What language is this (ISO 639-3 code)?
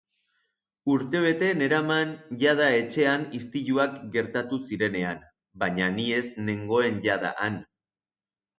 eus